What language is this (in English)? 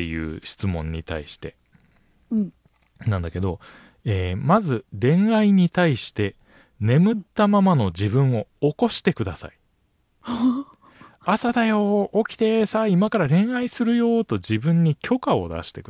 Japanese